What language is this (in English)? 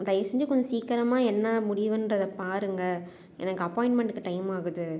Tamil